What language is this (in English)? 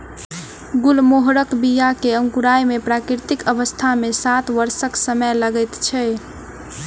Maithili